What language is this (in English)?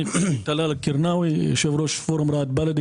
Hebrew